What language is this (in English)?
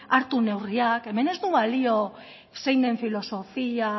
Basque